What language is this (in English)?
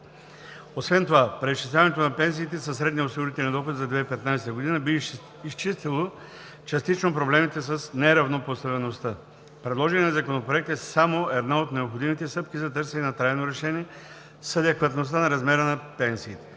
Bulgarian